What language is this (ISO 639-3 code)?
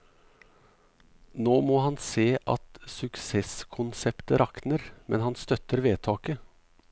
nor